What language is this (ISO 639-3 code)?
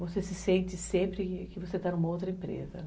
por